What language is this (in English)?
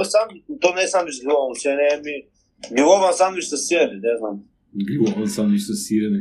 Bulgarian